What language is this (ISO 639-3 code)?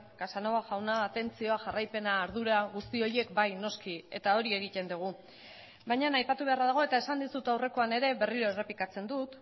eus